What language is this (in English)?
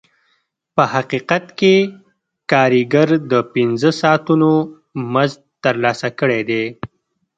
Pashto